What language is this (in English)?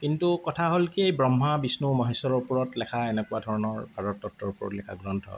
Assamese